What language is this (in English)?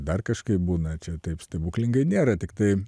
Lithuanian